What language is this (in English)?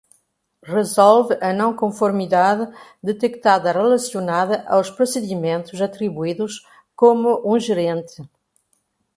Portuguese